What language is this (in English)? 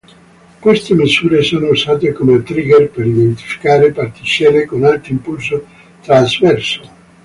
Italian